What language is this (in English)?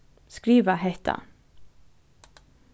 Faroese